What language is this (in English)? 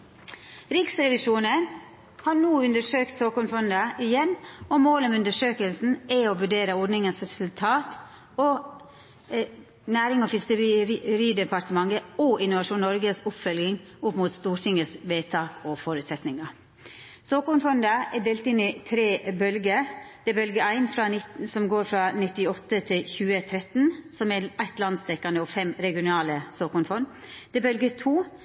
Norwegian Nynorsk